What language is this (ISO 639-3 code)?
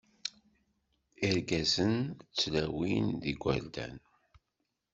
kab